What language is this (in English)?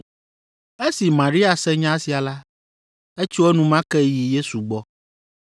Ewe